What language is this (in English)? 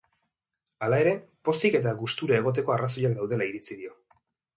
Basque